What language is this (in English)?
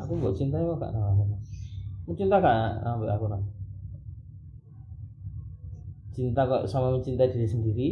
Malay